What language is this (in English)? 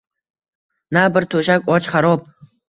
Uzbek